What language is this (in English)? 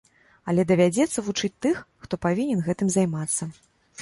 Belarusian